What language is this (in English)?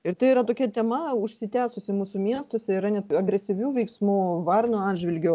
Lithuanian